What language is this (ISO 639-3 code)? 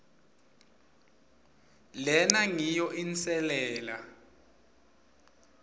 ssw